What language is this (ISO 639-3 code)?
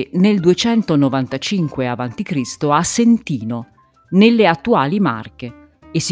ita